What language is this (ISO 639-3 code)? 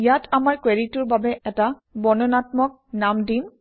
asm